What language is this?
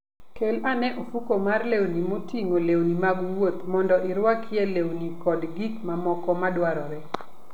Luo (Kenya and Tanzania)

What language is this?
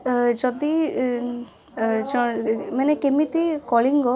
Odia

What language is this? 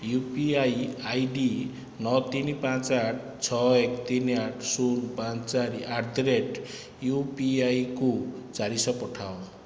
Odia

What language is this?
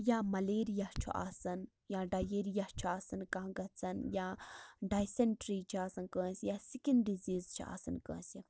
Kashmiri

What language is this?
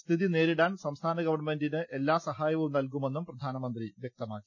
Malayalam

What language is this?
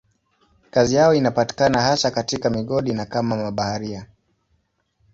Swahili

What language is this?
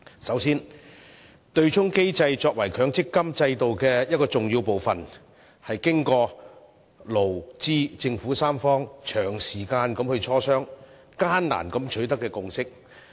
Cantonese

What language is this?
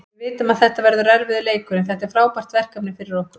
Icelandic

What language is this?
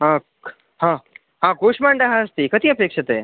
Sanskrit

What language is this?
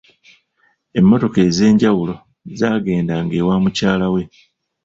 Ganda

